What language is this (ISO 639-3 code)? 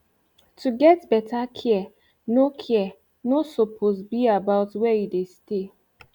pcm